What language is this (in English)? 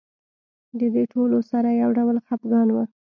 Pashto